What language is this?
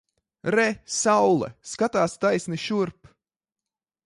Latvian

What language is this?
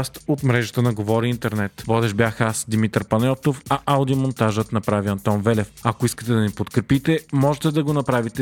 Bulgarian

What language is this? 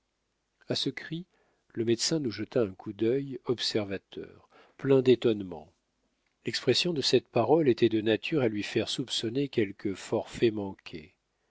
French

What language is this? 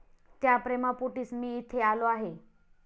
Marathi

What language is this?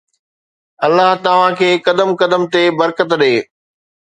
Sindhi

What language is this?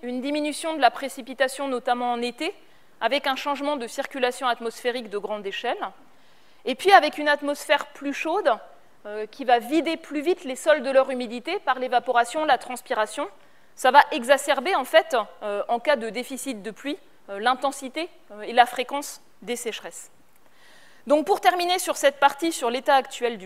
French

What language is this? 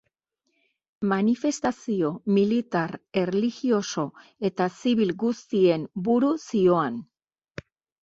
Basque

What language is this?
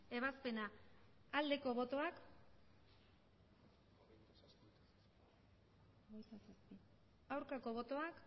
Basque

